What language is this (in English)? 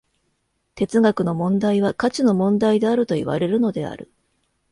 Japanese